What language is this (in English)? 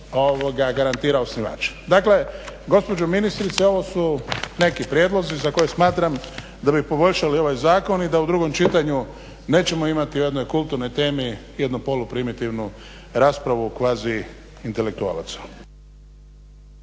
Croatian